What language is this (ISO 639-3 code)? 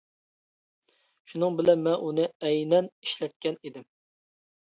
uig